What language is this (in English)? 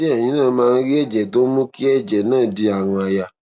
Yoruba